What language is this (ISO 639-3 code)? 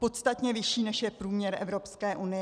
ces